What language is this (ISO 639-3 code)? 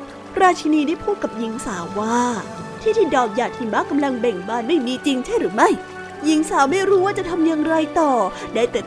tha